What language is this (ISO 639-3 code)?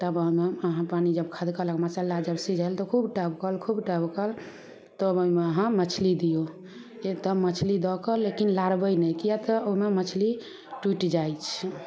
mai